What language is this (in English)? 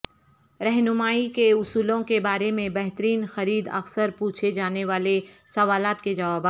Urdu